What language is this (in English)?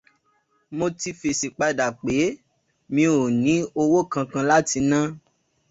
Yoruba